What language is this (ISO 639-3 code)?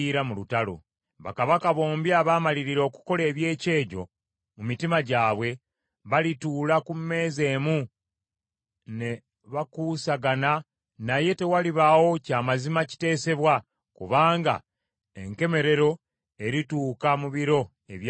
lug